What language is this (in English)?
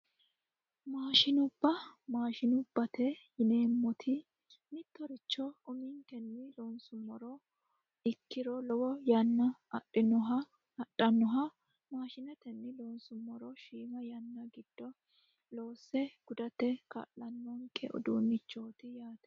Sidamo